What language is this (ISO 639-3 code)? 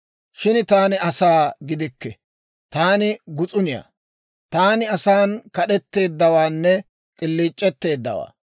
dwr